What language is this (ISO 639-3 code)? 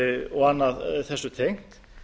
isl